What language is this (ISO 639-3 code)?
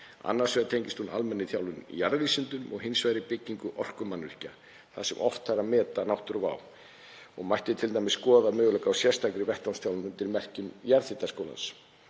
isl